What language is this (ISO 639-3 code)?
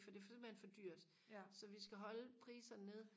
dan